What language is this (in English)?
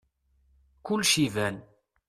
Kabyle